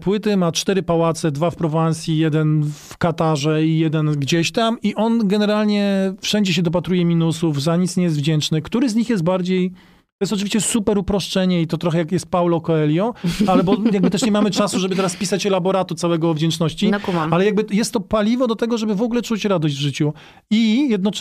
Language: Polish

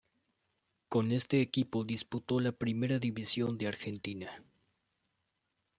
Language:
Spanish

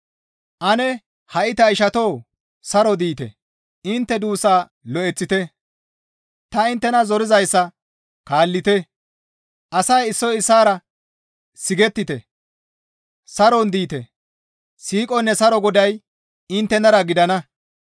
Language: Gamo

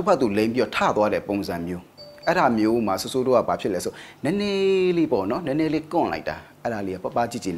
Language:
Thai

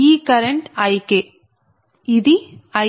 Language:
Telugu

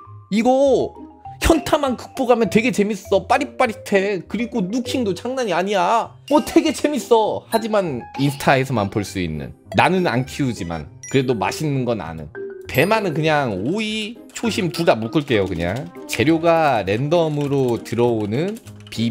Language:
Korean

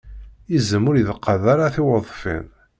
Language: Kabyle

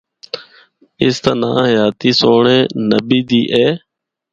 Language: Northern Hindko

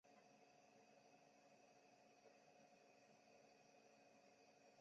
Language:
Chinese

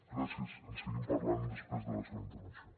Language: Catalan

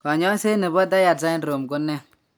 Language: Kalenjin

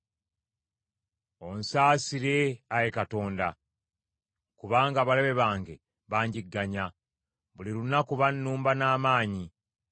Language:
Ganda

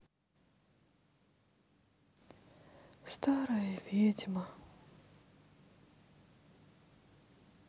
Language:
Russian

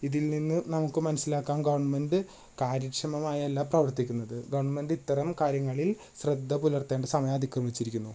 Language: Malayalam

